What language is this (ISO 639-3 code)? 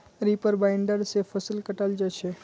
mag